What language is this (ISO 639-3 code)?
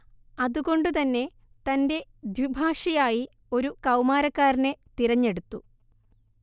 mal